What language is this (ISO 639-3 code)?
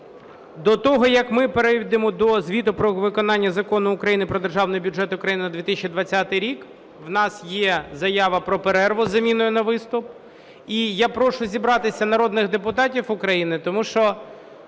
ukr